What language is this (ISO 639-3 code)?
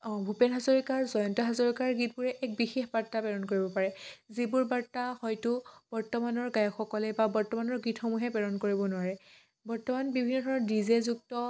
asm